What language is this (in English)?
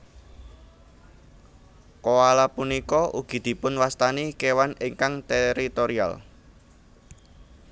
Javanese